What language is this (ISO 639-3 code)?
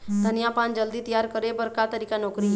hne